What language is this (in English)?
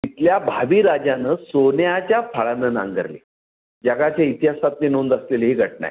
Marathi